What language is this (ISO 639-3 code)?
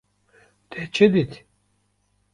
kur